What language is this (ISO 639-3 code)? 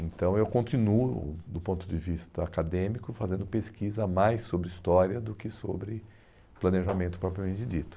por